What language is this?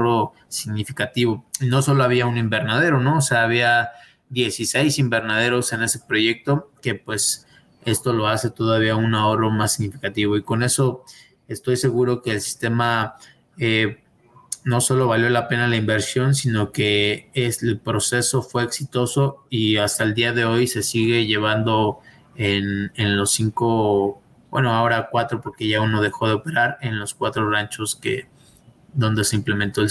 Spanish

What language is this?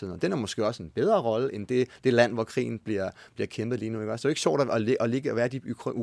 Danish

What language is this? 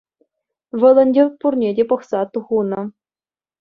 Chuvash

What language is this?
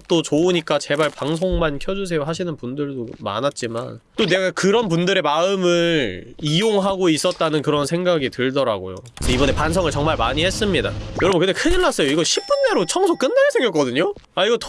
Korean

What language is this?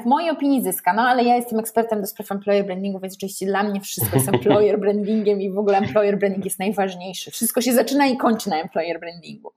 Polish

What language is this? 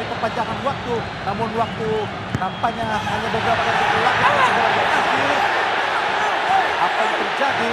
Indonesian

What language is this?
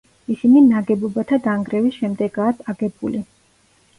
Georgian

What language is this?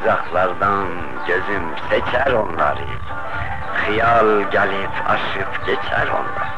Persian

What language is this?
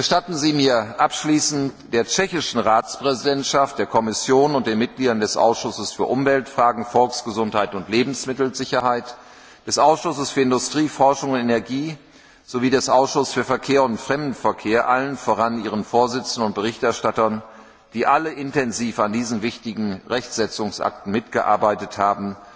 German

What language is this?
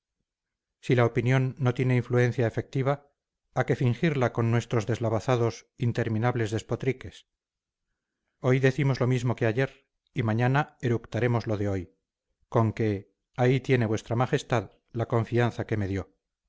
Spanish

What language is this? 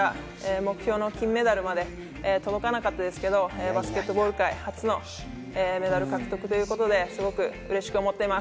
Japanese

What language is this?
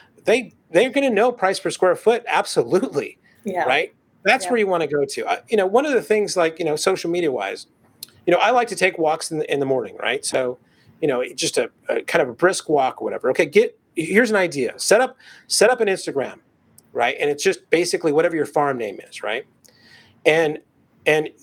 English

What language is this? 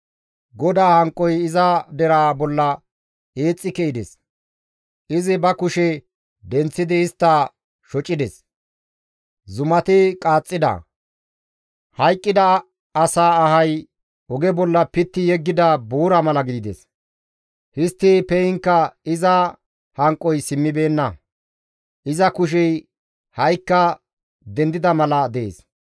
Gamo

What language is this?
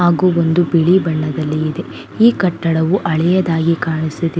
Kannada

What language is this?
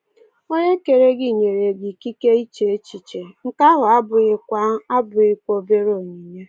Igbo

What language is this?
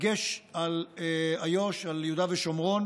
Hebrew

